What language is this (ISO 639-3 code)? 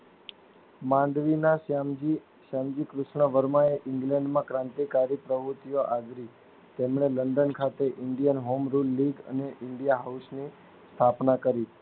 guj